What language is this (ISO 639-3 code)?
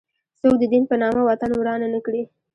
pus